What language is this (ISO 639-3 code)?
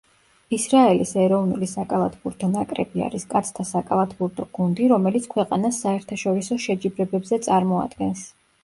kat